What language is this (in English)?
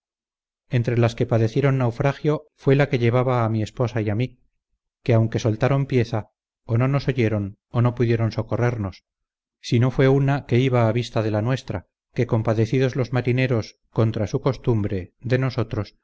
Spanish